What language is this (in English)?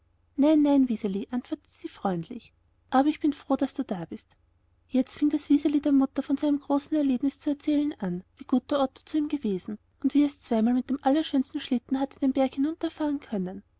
German